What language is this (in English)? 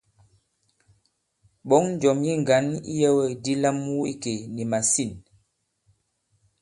Bankon